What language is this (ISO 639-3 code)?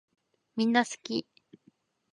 jpn